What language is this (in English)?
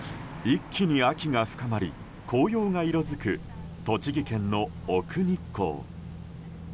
Japanese